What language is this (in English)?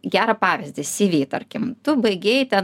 Lithuanian